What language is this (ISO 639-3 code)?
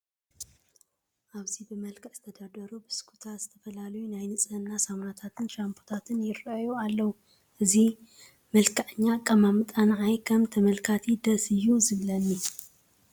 tir